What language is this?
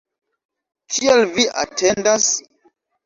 Esperanto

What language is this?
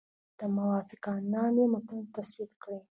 Pashto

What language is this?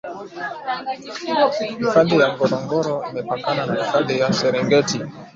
Swahili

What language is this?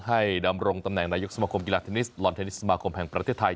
Thai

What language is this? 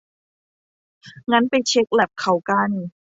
Thai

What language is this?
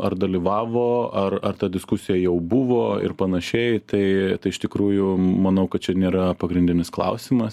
Lithuanian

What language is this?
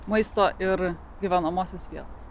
Lithuanian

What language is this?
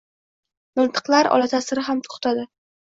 Uzbek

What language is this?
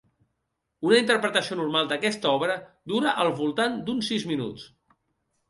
Catalan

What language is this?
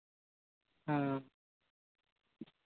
Santali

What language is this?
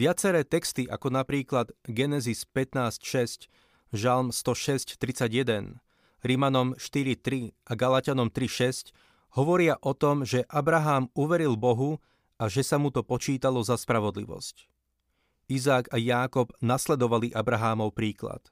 Slovak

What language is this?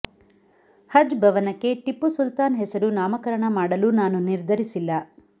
Kannada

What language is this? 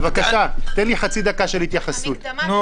Hebrew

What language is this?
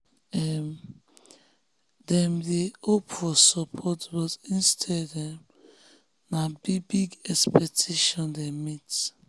Nigerian Pidgin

